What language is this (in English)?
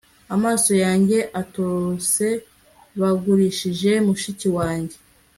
Kinyarwanda